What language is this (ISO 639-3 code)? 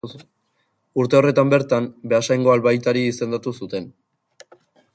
eus